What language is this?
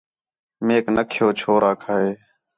Khetrani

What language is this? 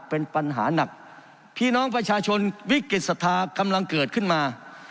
Thai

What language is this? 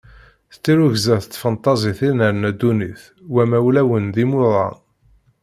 Kabyle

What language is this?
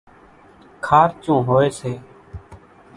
Kachi Koli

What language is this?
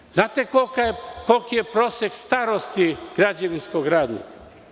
Serbian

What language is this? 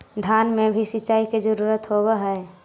Magahi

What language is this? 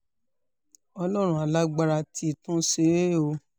Yoruba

